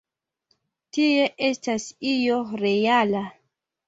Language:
Esperanto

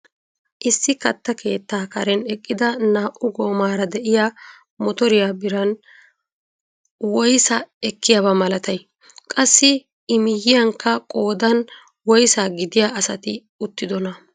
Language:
Wolaytta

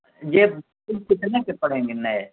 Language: Urdu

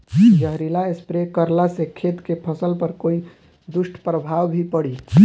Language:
Bhojpuri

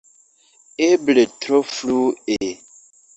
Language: Esperanto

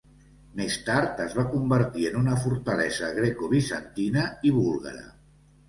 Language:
Catalan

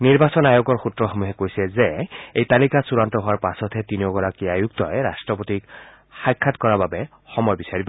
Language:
Assamese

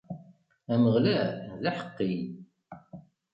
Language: Kabyle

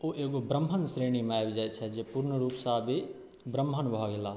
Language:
Maithili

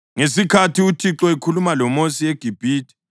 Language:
North Ndebele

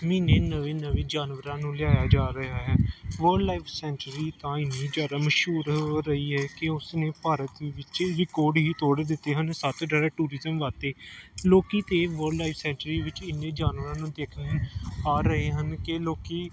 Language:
Punjabi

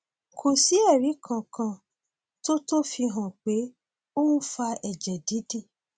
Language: Yoruba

